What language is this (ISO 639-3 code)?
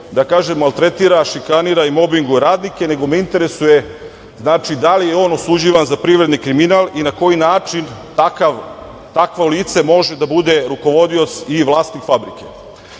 srp